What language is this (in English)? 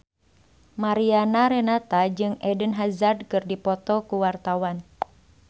Sundanese